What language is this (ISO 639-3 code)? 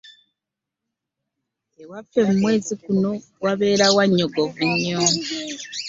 lug